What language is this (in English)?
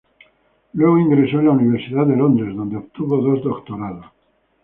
Spanish